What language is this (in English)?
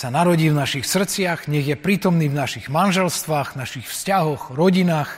Slovak